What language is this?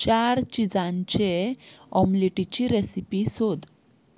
Konkani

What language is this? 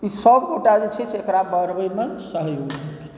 Maithili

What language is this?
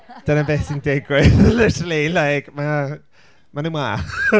Welsh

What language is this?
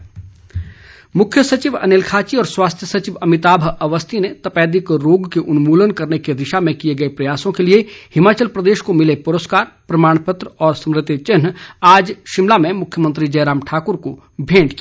Hindi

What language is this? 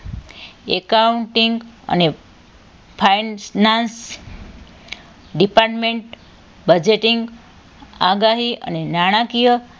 Gujarati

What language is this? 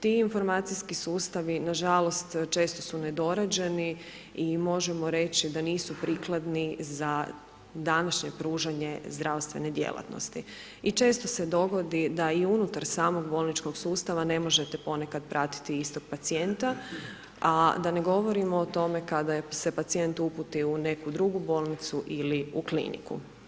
Croatian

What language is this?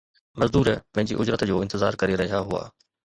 Sindhi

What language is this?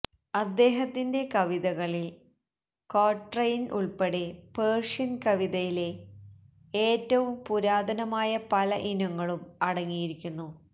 Malayalam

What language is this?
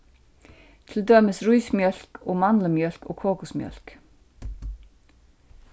Faroese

